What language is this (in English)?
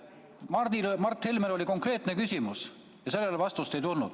Estonian